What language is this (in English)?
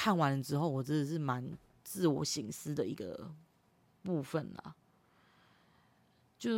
Chinese